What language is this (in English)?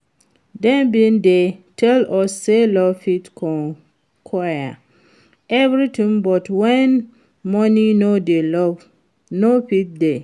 Nigerian Pidgin